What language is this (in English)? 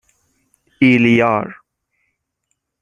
Persian